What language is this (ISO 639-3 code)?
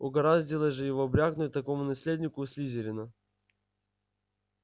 rus